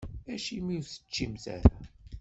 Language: Kabyle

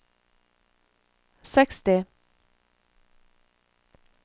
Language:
Norwegian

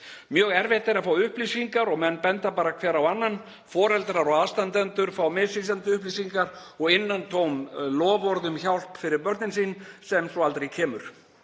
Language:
Icelandic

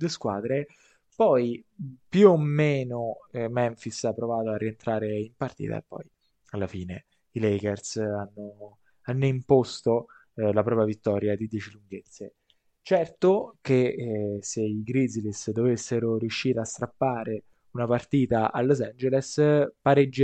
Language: Italian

